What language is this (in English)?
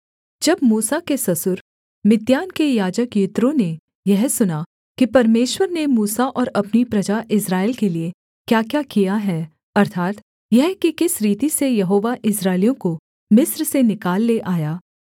Hindi